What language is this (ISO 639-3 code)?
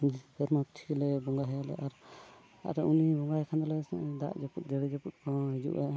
sat